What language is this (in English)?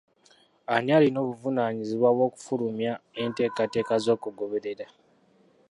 Ganda